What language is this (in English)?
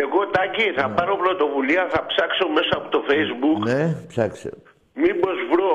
Greek